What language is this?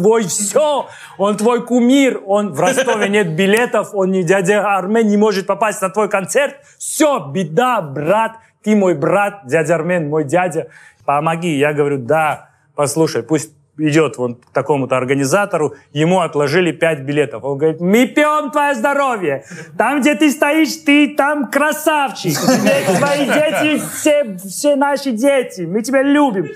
Russian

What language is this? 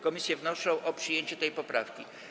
Polish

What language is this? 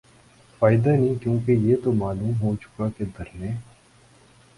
Urdu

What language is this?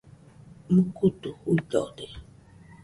Nüpode Huitoto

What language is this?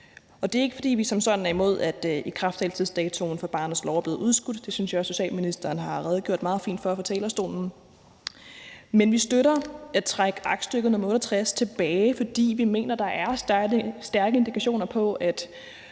Danish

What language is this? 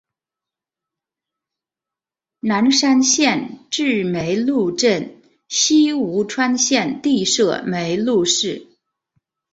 Chinese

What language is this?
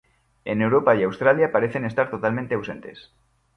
Spanish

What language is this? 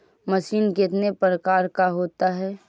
Magahi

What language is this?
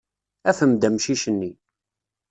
Kabyle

